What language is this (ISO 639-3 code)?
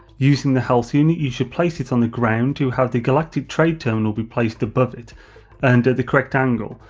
eng